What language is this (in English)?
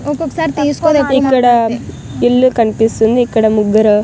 Telugu